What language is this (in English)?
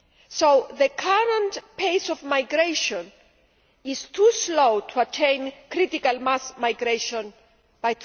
English